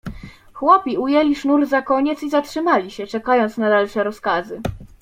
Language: Polish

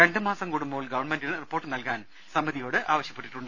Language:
Malayalam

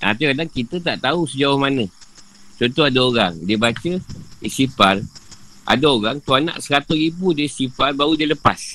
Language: Malay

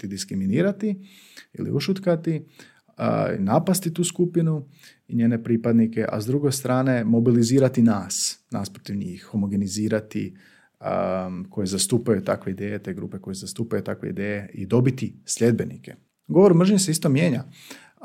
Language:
Croatian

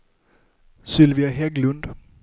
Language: Swedish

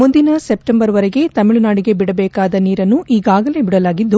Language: Kannada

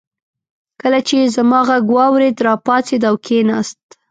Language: Pashto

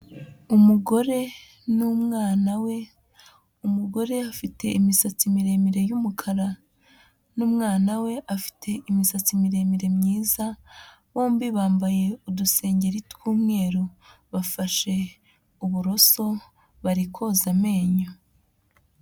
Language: Kinyarwanda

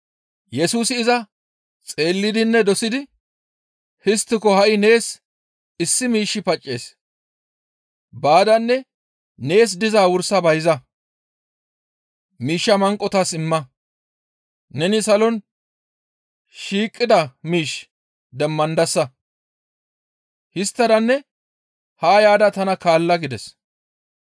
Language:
Gamo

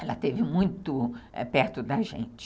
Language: Portuguese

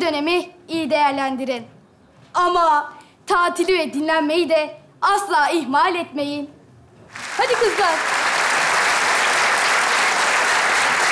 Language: Turkish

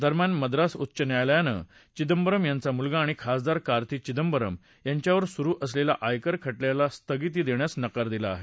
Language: Marathi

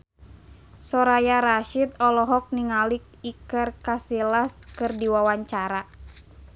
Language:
Sundanese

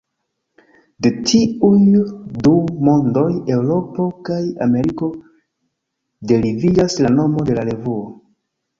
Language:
Esperanto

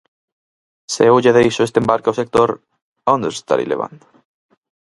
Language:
Galician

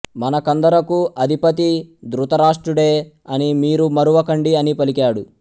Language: Telugu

